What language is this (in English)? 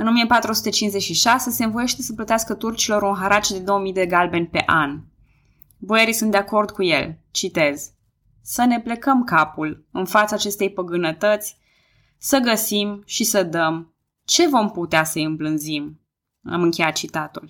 Romanian